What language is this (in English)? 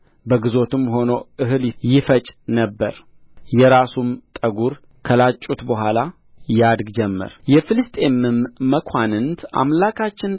Amharic